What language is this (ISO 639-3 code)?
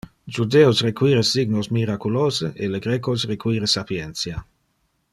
ina